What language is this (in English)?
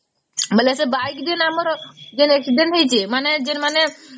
Odia